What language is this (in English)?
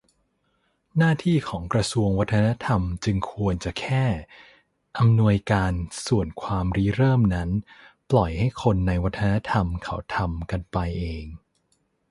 Thai